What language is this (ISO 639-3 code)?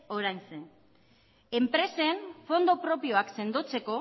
eus